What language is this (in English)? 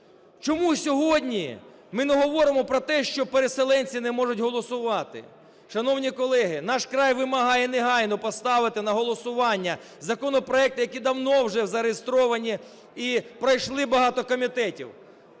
Ukrainian